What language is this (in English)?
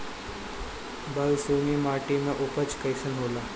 Bhojpuri